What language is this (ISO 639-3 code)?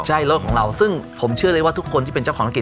tha